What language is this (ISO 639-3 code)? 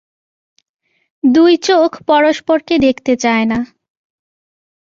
ben